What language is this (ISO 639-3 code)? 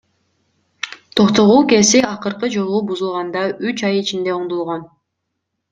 kir